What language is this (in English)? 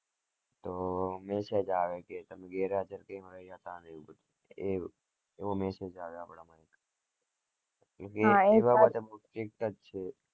Gujarati